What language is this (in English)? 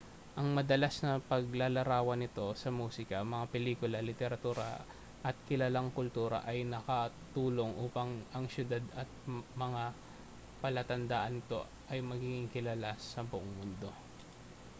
Filipino